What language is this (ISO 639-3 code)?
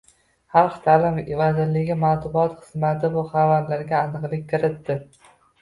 uzb